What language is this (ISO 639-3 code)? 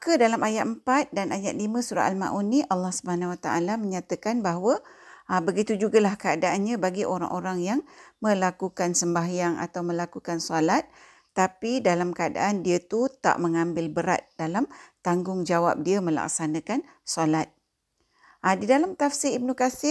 msa